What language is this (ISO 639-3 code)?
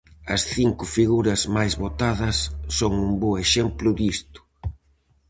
glg